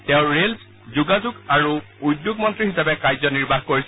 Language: Assamese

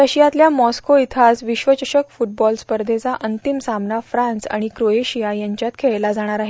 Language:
Marathi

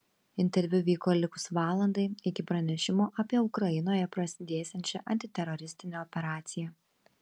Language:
Lithuanian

